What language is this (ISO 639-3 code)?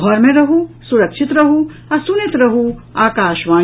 mai